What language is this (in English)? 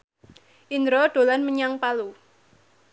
Javanese